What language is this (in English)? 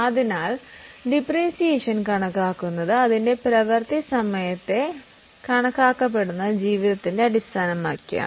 Malayalam